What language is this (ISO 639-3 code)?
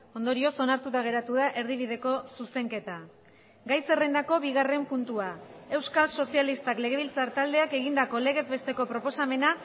eus